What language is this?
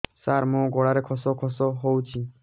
Odia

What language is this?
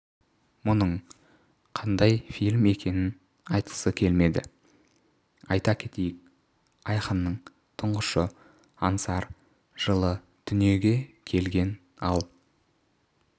Kazakh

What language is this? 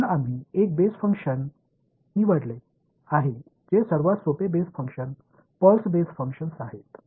Tamil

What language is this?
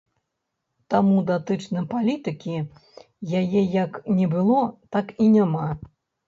Belarusian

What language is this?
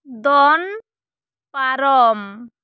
Santali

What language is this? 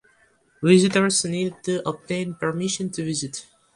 English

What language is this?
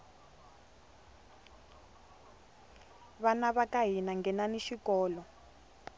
Tsonga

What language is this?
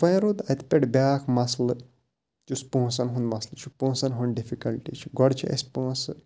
Kashmiri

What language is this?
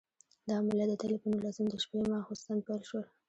Pashto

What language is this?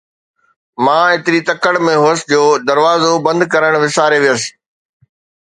Sindhi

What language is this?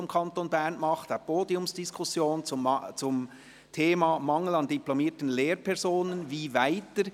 Swiss German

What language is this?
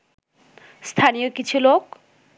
Bangla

